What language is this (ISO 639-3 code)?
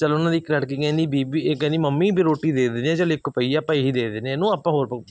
pan